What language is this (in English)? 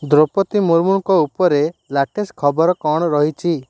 Odia